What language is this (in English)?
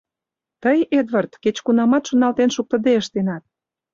Mari